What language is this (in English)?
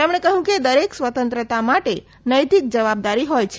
Gujarati